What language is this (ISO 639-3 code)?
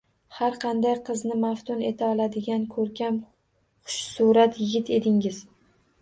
uzb